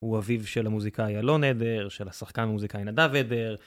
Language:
Hebrew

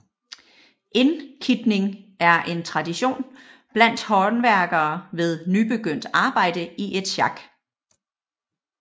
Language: Danish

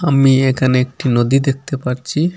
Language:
Bangla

